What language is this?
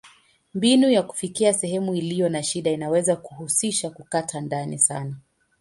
Swahili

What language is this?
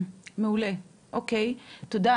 Hebrew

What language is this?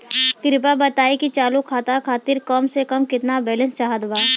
Bhojpuri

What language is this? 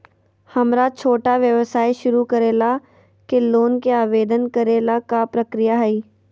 Magahi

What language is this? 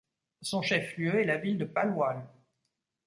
French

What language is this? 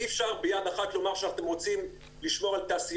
Hebrew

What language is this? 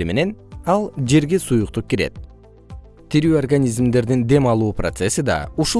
Kyrgyz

